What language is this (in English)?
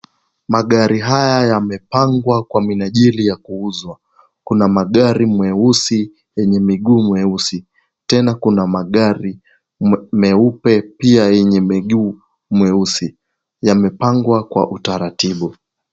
Swahili